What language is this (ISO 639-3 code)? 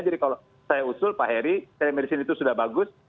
ind